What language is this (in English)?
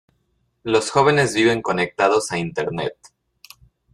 Spanish